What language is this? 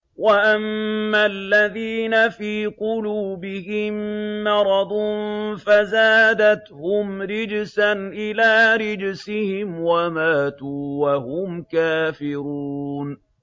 Arabic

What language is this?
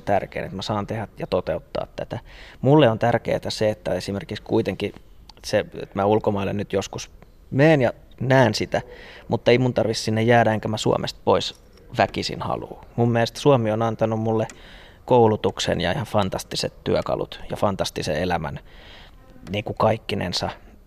Finnish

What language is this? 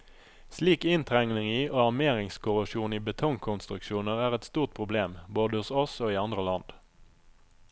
Norwegian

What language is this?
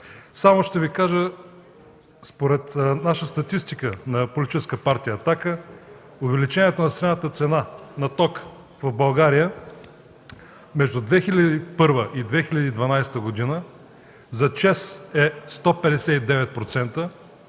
Bulgarian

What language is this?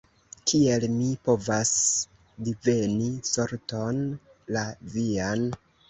Esperanto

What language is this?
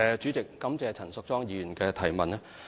Cantonese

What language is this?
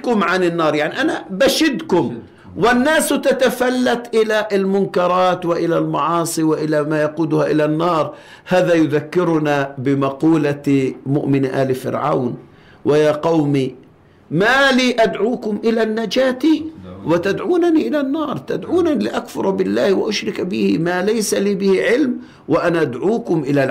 Arabic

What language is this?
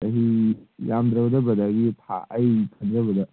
Manipuri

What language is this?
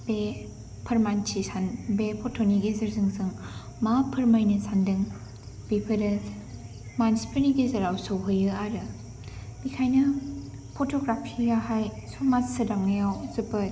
Bodo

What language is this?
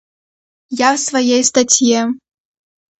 Russian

